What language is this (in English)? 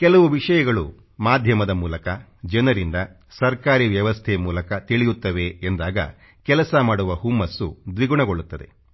Kannada